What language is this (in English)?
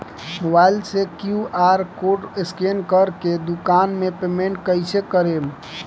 Bhojpuri